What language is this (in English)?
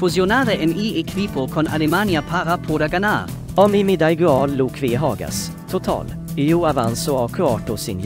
Swedish